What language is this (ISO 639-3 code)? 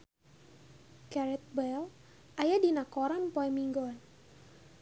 sun